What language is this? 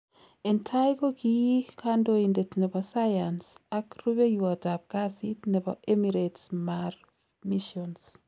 Kalenjin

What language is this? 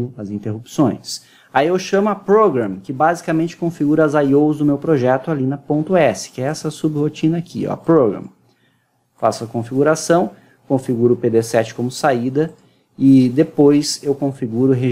Portuguese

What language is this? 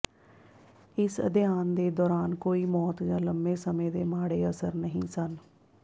Punjabi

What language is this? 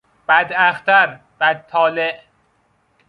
Persian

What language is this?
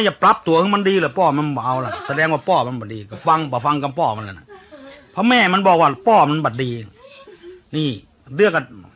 Thai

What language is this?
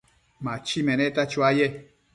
Matsés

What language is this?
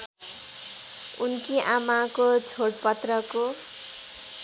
Nepali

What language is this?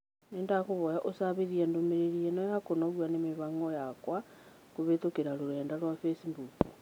Kikuyu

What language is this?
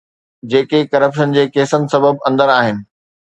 Sindhi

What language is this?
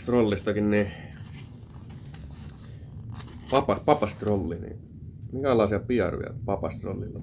Finnish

